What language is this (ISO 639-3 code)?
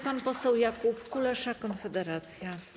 pol